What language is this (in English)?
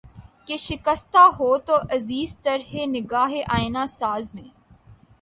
Urdu